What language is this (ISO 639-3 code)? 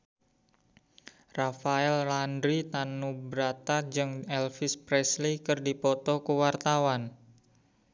sun